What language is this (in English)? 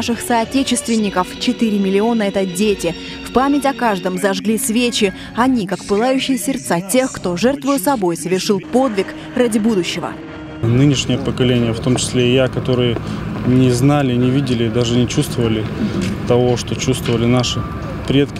Russian